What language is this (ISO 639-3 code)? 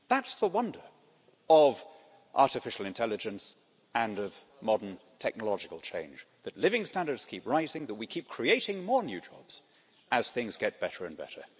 eng